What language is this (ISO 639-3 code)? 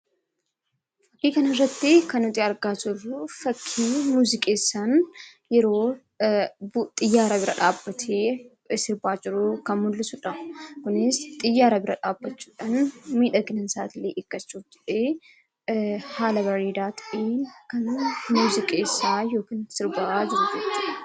orm